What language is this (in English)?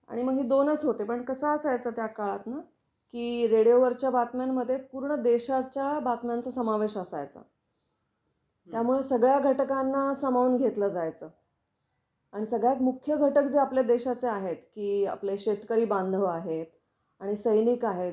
Marathi